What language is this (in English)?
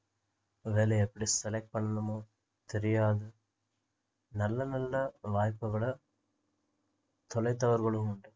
Tamil